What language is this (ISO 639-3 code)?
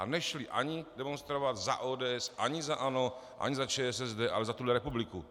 ces